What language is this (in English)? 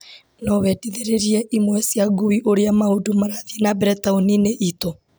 Kikuyu